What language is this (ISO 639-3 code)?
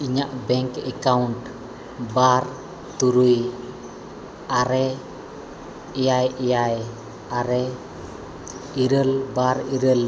sat